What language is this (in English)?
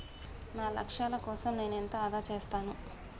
Telugu